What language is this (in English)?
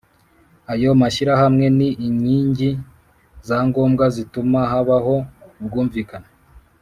Kinyarwanda